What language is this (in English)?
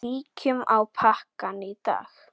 Icelandic